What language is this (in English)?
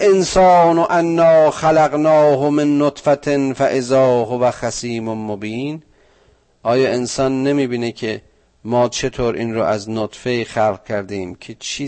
Persian